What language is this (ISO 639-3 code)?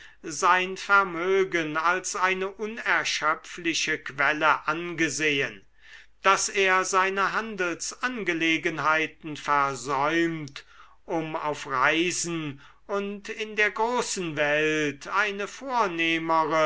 deu